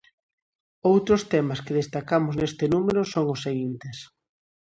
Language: Galician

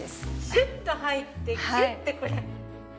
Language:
Japanese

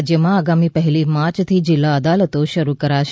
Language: Gujarati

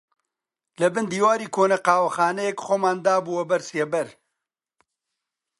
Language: Central Kurdish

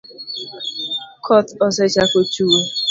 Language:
Luo (Kenya and Tanzania)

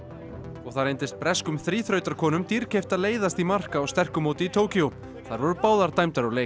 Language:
Icelandic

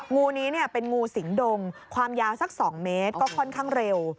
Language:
Thai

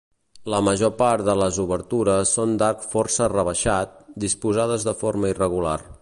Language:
Catalan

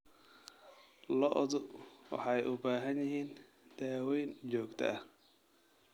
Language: Somali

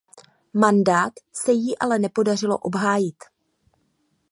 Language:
Czech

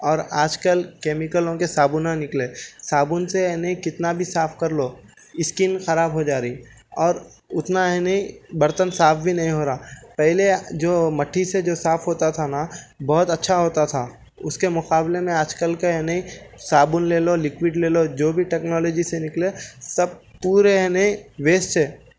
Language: Urdu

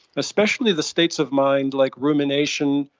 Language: English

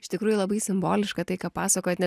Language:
Lithuanian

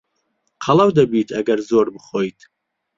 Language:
Central Kurdish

